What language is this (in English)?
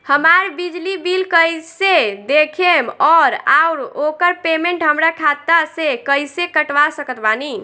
Bhojpuri